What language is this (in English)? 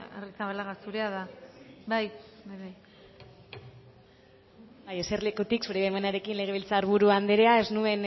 Basque